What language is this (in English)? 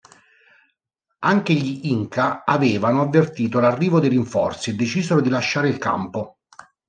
Italian